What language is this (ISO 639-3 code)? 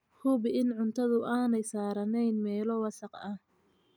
som